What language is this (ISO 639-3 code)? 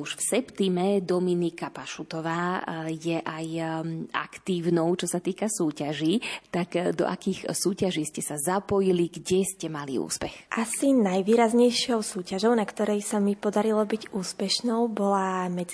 slk